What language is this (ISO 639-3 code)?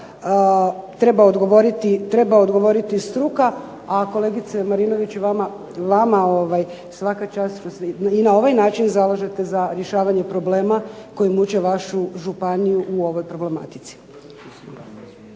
hrv